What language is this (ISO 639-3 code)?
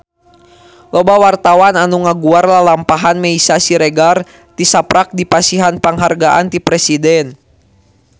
sun